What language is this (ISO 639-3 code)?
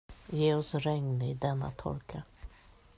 swe